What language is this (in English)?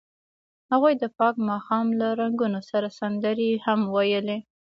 Pashto